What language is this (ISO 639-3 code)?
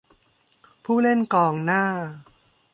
tha